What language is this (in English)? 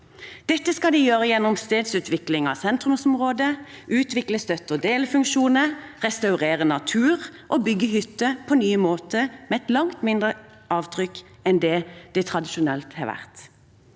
Norwegian